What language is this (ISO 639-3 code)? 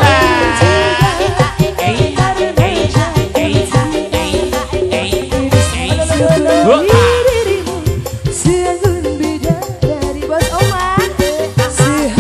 ind